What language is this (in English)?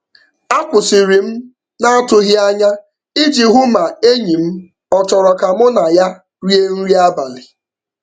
Igbo